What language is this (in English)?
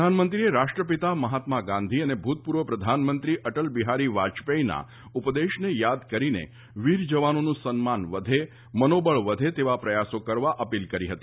Gujarati